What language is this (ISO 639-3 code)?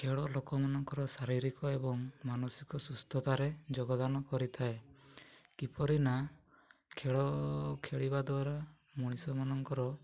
ori